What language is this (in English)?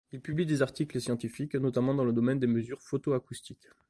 French